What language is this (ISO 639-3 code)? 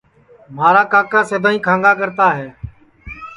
ssi